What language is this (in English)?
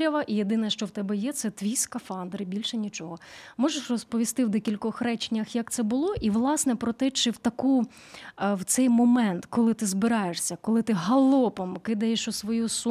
Ukrainian